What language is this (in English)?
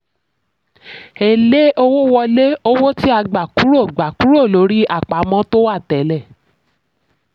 Yoruba